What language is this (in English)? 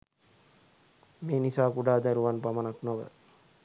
Sinhala